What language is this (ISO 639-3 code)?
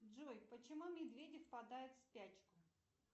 rus